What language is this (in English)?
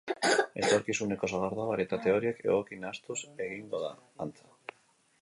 Basque